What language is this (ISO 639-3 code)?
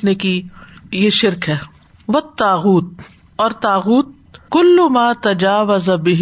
urd